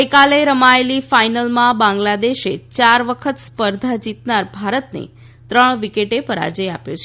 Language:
Gujarati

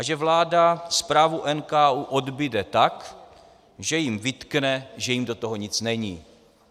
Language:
Czech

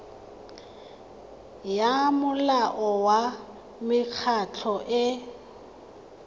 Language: Tswana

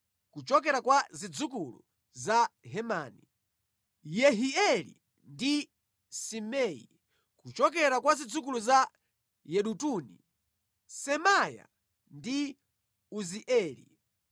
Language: Nyanja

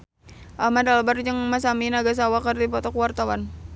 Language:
Sundanese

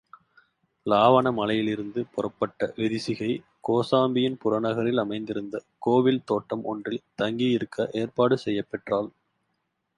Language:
Tamil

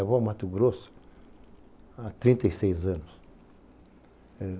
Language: Portuguese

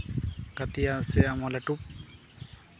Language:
Santali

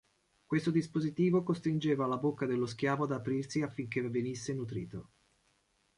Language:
Italian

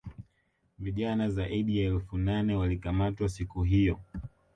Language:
Swahili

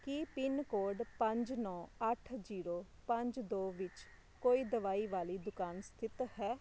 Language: Punjabi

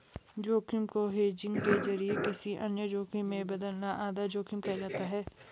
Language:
Hindi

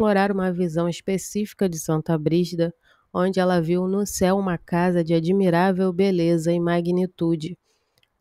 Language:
Portuguese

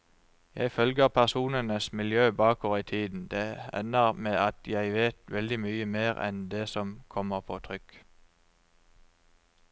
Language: Norwegian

